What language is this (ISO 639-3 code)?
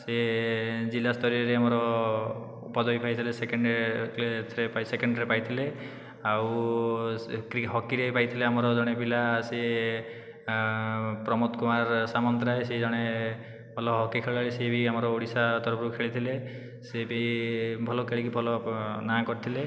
ori